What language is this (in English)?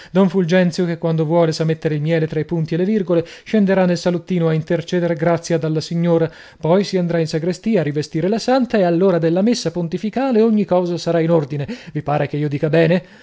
Italian